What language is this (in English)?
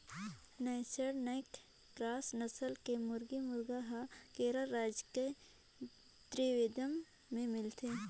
Chhattisgarhi